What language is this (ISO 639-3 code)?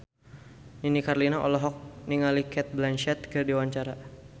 sun